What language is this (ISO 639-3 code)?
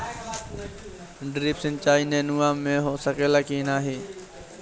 bho